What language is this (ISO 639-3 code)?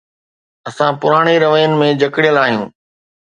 snd